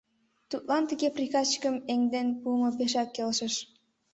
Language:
Mari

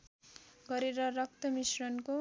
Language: Nepali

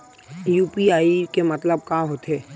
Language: Chhattisgarhi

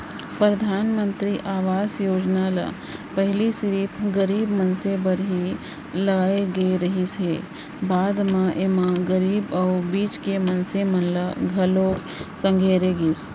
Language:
Chhattisgarhi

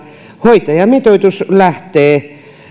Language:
Finnish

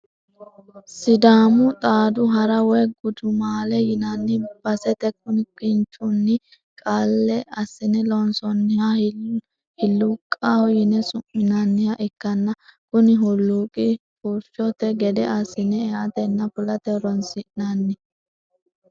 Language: Sidamo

